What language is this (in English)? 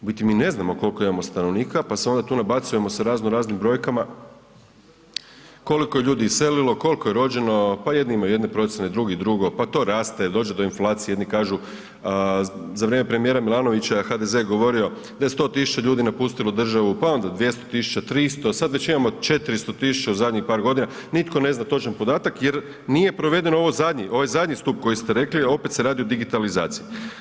Croatian